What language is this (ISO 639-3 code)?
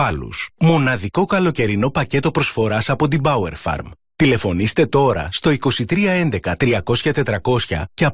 ell